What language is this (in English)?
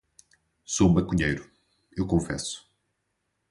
Portuguese